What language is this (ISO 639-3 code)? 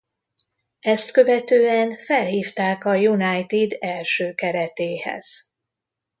hun